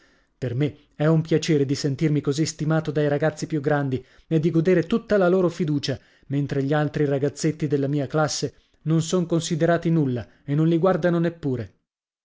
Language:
Italian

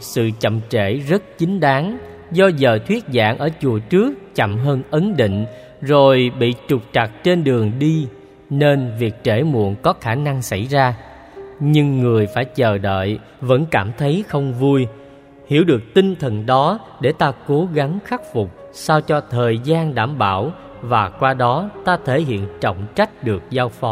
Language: Vietnamese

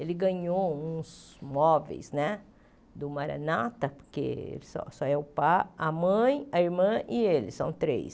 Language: Portuguese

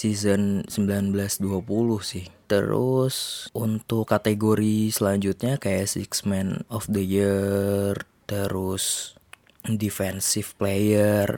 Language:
Indonesian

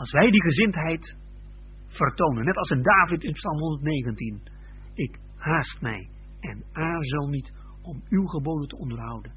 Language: Dutch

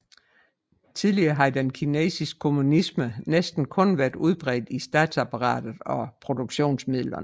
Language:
Danish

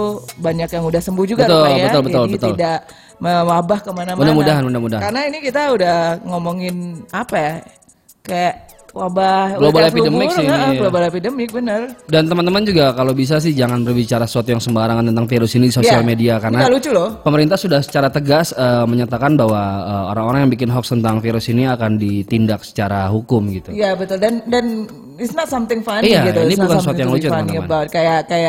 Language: Indonesian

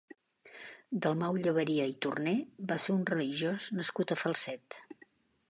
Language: Catalan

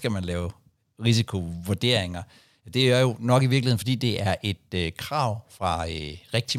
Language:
Danish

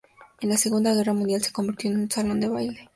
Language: Spanish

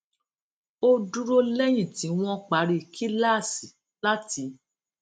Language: Yoruba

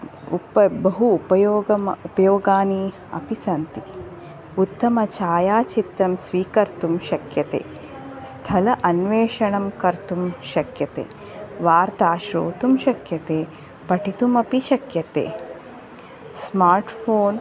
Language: Sanskrit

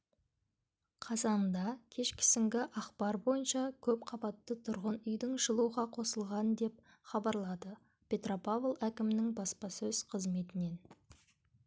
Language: Kazakh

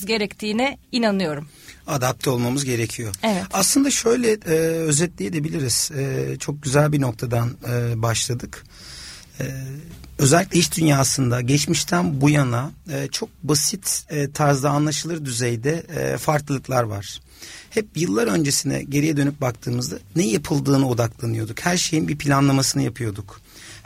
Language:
Turkish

